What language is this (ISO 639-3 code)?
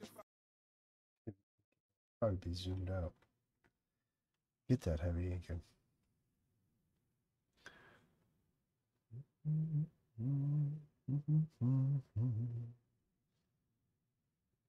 eng